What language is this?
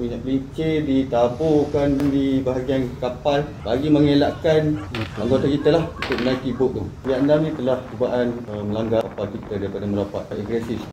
Malay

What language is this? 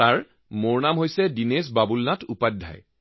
Assamese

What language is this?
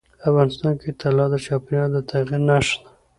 Pashto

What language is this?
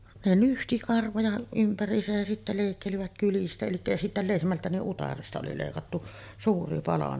Finnish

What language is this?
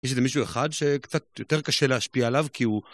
Hebrew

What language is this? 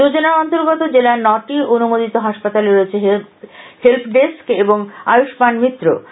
Bangla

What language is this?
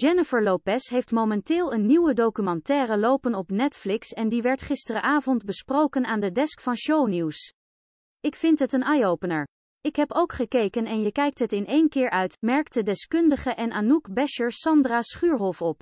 Dutch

